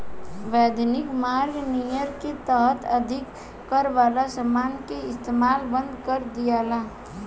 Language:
Bhojpuri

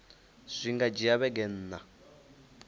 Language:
Venda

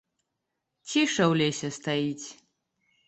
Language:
Belarusian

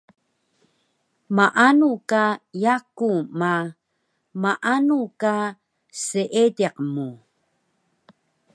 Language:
Taroko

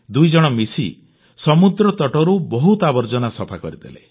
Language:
Odia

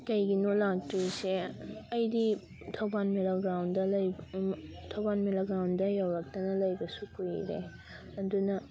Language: Manipuri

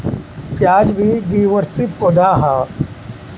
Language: Bhojpuri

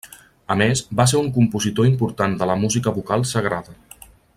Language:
Catalan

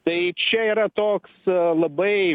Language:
Lithuanian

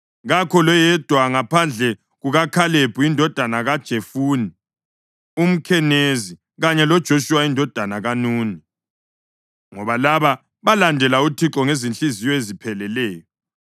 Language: North Ndebele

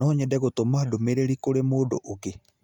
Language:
Kikuyu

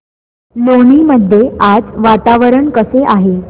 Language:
Marathi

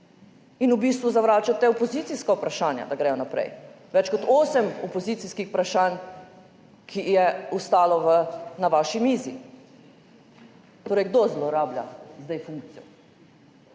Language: Slovenian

